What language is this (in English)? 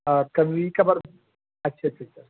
Urdu